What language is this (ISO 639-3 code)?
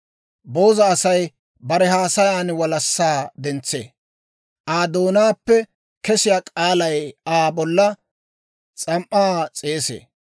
dwr